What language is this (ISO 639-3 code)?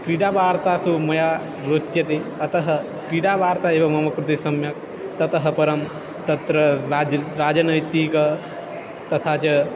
san